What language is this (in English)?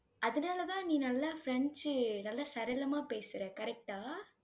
Tamil